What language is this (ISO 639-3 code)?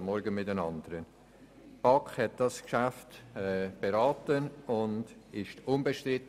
gsw